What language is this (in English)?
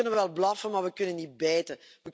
Dutch